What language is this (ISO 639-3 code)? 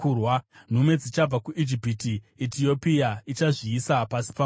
sna